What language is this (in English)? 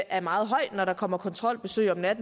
Danish